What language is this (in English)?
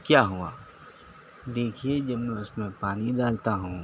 Urdu